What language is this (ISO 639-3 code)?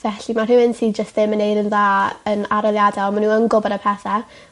cym